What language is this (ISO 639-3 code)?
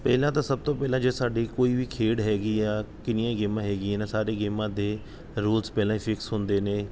pan